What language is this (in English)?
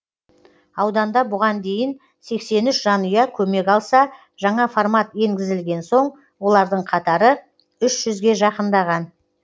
Kazakh